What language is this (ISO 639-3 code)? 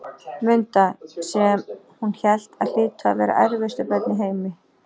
isl